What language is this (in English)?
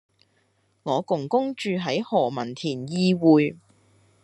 Cantonese